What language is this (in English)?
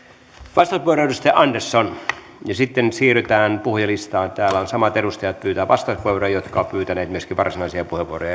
Finnish